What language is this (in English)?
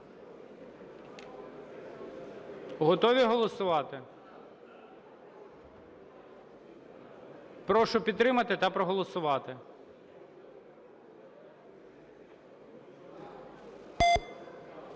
Ukrainian